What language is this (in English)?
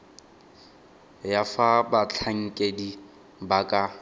Tswana